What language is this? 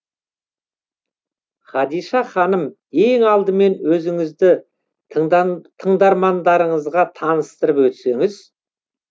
Kazakh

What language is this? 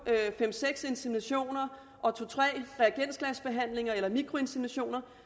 Danish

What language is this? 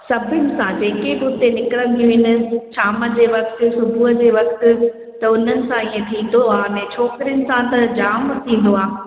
Sindhi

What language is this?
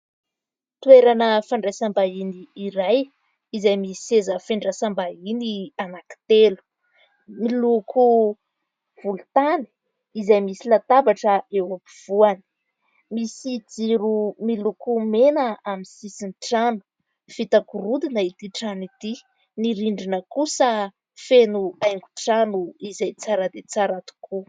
Malagasy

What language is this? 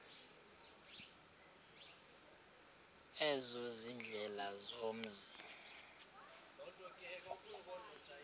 Xhosa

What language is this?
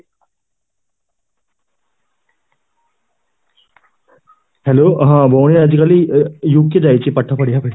Odia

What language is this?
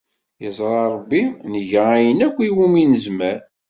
Kabyle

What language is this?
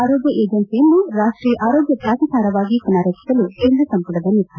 Kannada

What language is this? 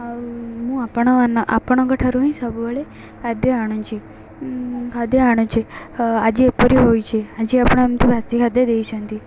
Odia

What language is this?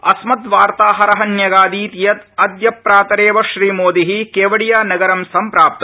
Sanskrit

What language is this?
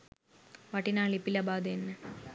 Sinhala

